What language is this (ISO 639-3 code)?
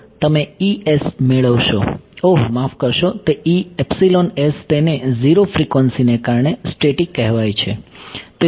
guj